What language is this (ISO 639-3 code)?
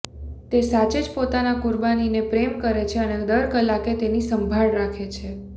guj